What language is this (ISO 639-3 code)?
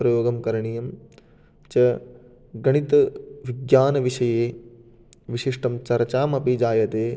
san